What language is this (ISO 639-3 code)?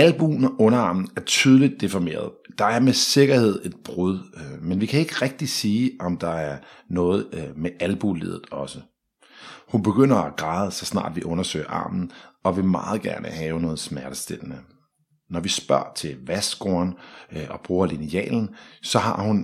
dan